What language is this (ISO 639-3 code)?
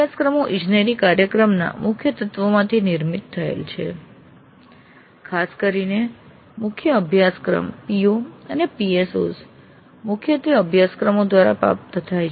guj